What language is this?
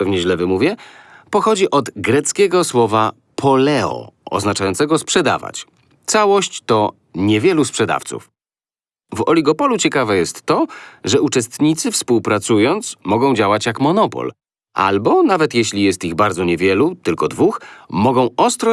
Polish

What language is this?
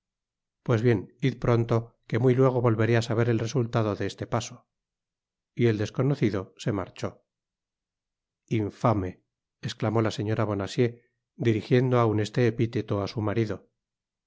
Spanish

